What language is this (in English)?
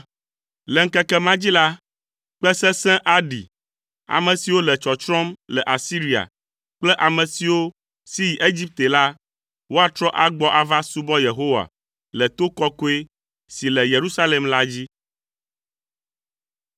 Ewe